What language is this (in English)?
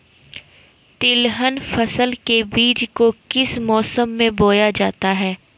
Magahi